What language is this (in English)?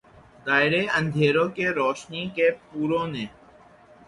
Urdu